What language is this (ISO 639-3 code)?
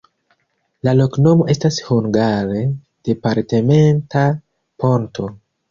epo